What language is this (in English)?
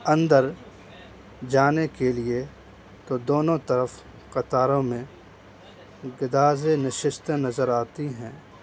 Urdu